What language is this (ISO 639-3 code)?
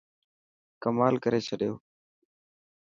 mki